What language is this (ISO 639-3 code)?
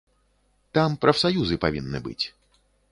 bel